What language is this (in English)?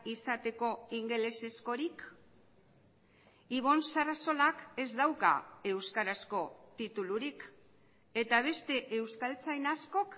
Basque